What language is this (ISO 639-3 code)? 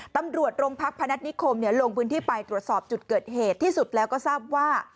tha